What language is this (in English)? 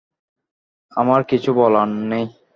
Bangla